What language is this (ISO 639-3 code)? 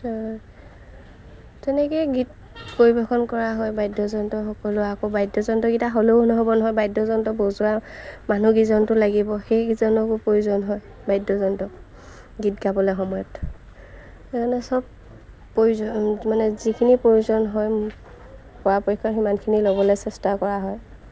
asm